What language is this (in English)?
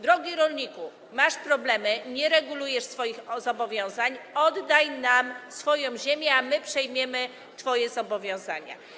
Polish